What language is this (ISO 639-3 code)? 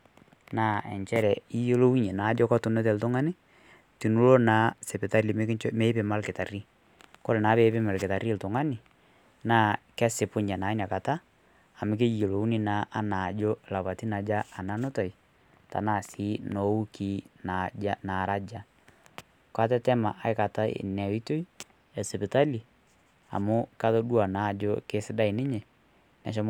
mas